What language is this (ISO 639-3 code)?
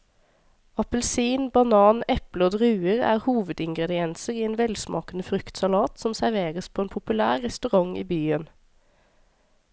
nor